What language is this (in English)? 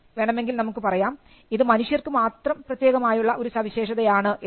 Malayalam